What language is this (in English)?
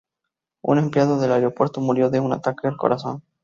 Spanish